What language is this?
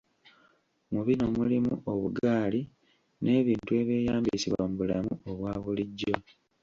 Ganda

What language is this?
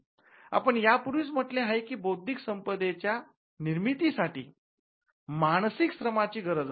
Marathi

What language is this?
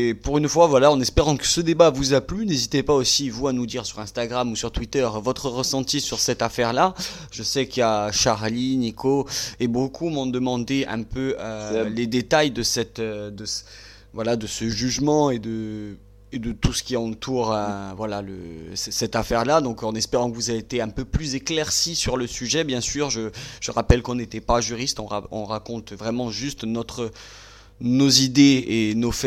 French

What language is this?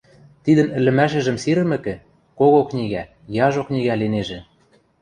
Western Mari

